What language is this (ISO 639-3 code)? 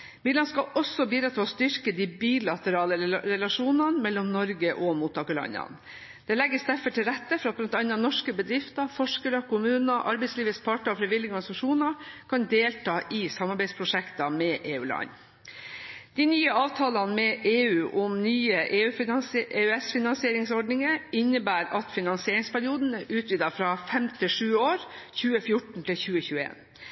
nob